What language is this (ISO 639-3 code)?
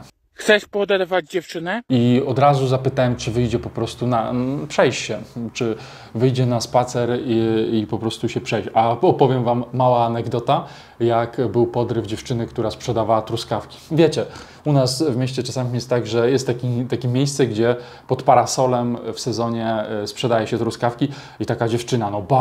pol